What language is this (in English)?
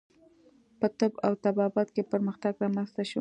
Pashto